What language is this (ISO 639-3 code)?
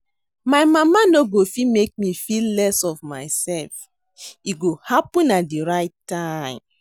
pcm